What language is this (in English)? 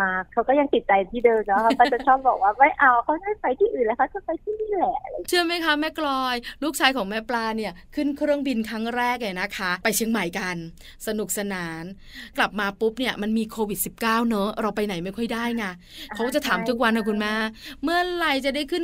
Thai